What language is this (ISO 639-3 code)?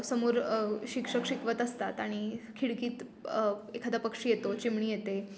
mar